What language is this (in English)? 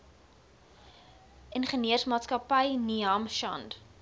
Afrikaans